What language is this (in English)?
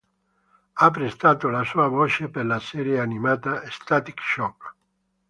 Italian